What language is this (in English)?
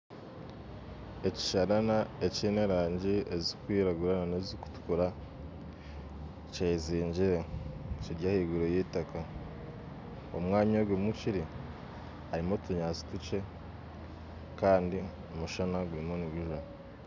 Nyankole